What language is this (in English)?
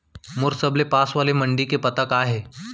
Chhattisgarhi